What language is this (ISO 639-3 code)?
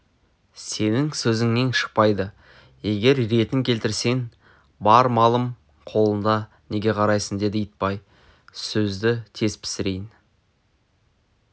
kaz